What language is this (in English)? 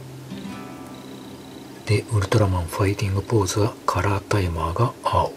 Japanese